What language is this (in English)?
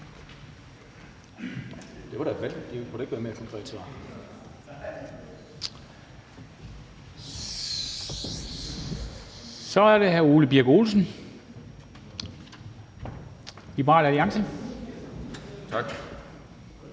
Danish